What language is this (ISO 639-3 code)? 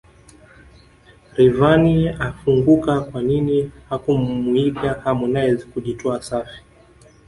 swa